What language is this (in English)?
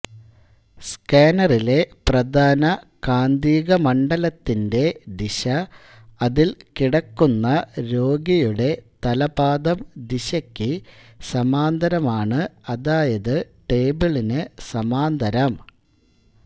Malayalam